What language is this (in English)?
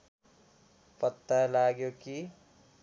Nepali